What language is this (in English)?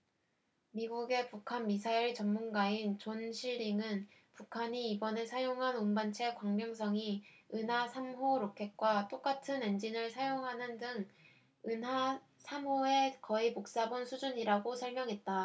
Korean